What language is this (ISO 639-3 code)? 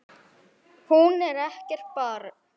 isl